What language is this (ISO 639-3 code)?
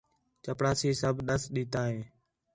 xhe